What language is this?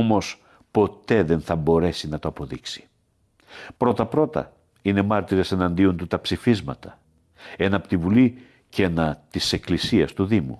Greek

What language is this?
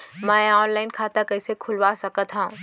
Chhattisgarhi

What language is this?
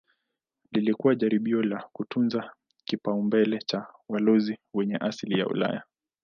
Swahili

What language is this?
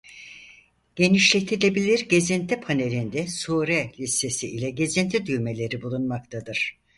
Turkish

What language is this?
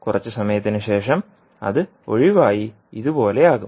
Malayalam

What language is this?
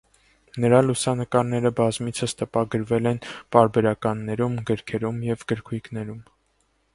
Armenian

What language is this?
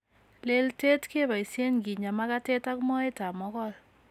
Kalenjin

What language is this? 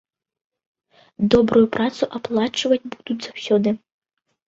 Belarusian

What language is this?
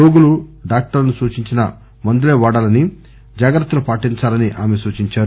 Telugu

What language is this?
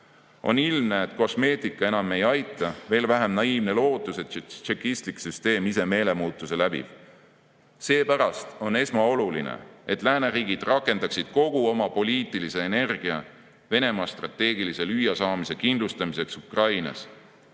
Estonian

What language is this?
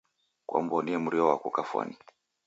Taita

